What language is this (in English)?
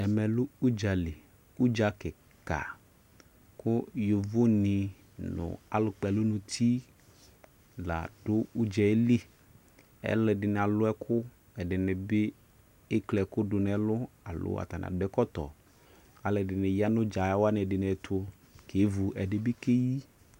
Ikposo